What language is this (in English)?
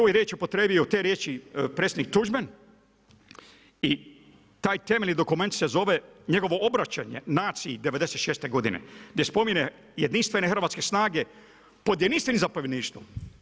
Croatian